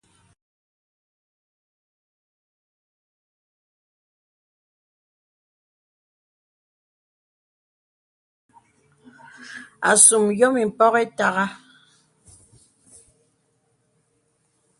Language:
Bebele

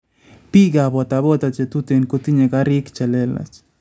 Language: Kalenjin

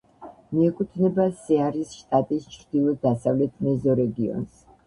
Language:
Georgian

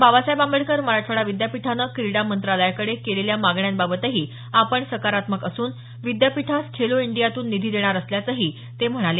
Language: Marathi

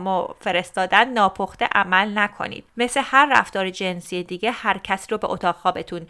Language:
Persian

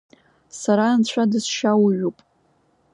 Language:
Abkhazian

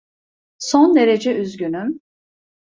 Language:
Turkish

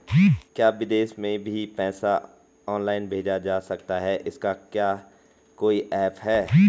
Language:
Hindi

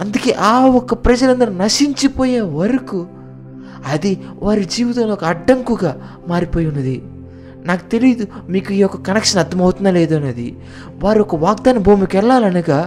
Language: Telugu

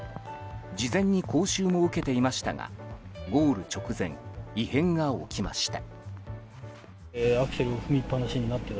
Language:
Japanese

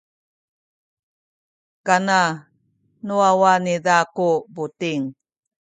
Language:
Sakizaya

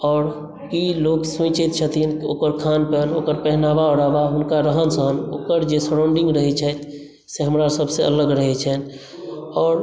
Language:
Maithili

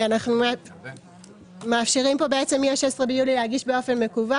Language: Hebrew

